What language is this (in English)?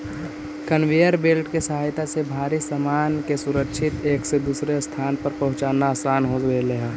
Magahi